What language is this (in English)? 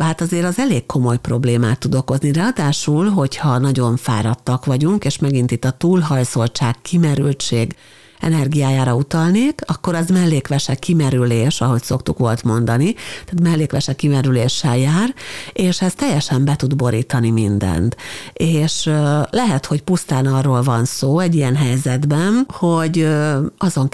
Hungarian